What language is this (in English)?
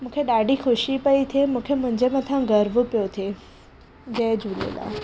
Sindhi